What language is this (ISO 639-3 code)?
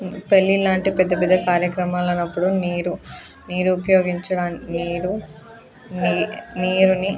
tel